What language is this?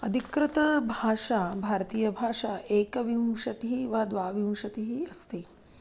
Sanskrit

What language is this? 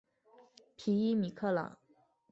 Chinese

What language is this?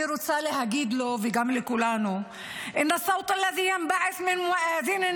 Hebrew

